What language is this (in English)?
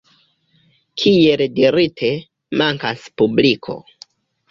Esperanto